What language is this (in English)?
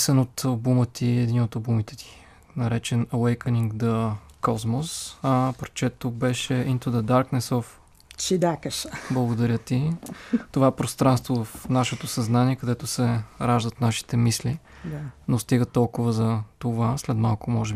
Bulgarian